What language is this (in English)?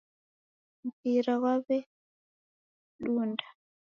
Taita